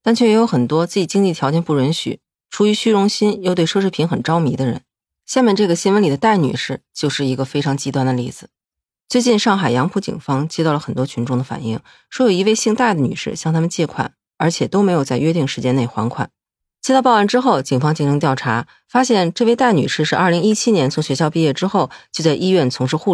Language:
Chinese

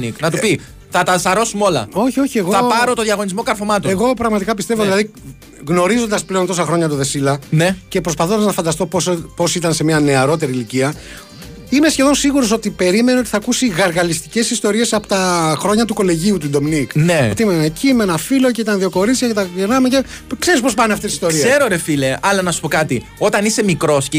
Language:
Greek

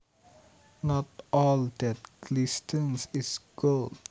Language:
Javanese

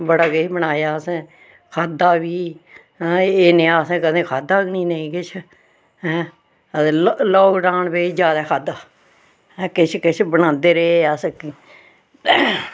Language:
Dogri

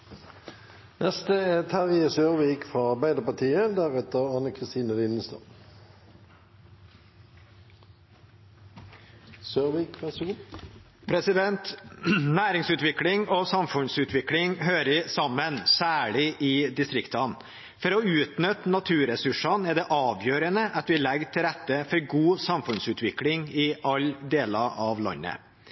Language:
Norwegian Bokmål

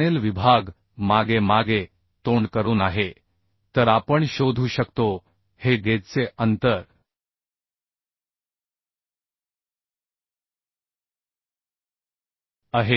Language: Marathi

